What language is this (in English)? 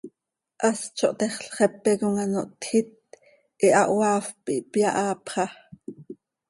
Seri